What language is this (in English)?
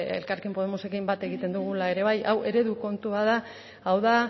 Basque